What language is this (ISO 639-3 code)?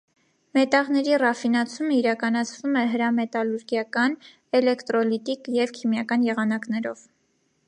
hye